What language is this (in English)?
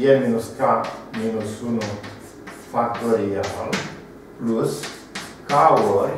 Romanian